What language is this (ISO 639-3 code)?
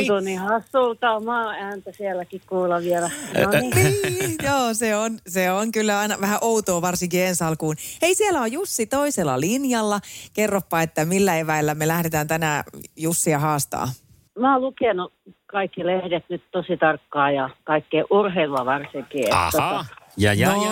fin